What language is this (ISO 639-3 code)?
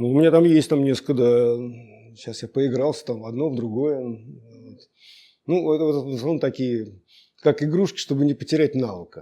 rus